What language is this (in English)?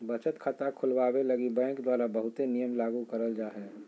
Magahi